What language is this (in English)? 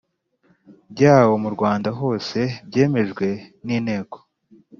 Kinyarwanda